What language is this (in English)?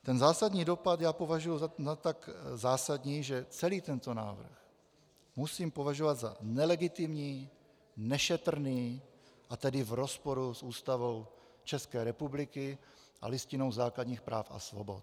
Czech